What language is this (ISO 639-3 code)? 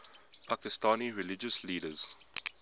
eng